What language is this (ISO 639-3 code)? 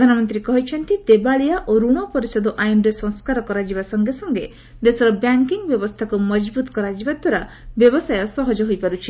ori